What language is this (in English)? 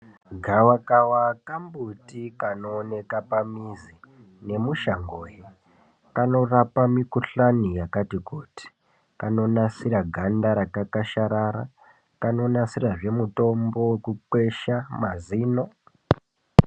Ndau